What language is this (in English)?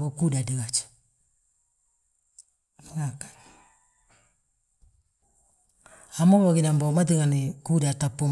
Balanta-Ganja